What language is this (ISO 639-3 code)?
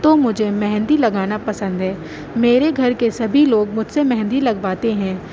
urd